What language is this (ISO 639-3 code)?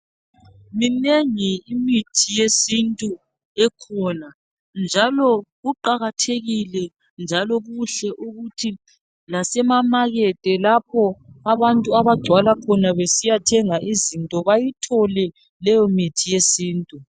nde